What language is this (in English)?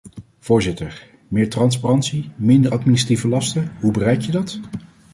Dutch